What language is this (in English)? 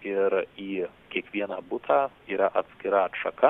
Lithuanian